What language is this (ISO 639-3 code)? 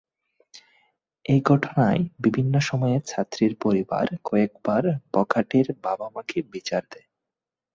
ben